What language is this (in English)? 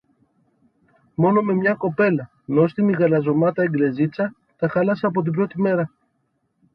Greek